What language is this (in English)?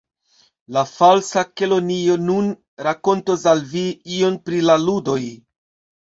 Esperanto